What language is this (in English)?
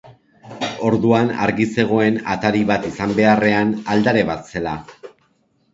Basque